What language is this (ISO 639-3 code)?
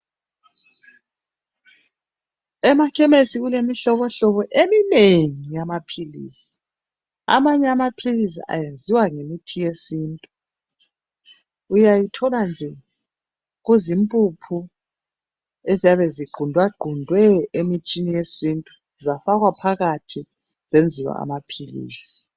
nde